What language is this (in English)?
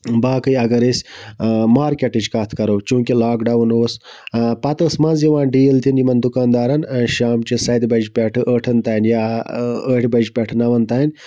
Kashmiri